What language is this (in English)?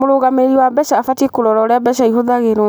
Kikuyu